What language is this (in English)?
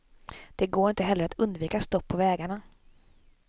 Swedish